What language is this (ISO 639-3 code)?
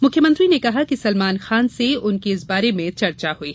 hin